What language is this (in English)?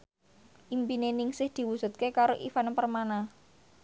Javanese